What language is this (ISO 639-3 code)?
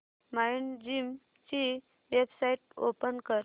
mar